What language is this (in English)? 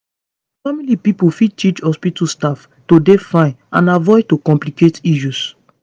Nigerian Pidgin